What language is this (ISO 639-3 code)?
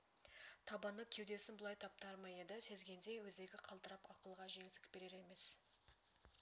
kaz